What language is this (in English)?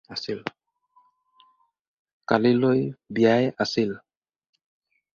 Assamese